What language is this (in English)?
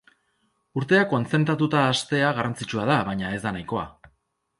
Basque